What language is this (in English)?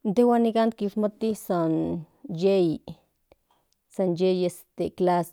Central Nahuatl